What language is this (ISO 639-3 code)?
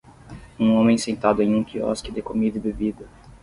por